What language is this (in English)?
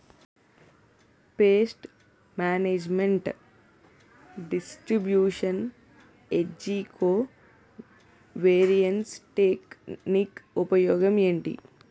Telugu